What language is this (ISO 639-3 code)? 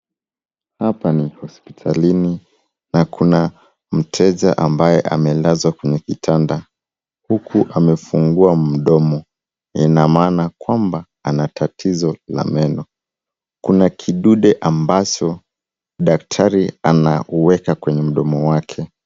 swa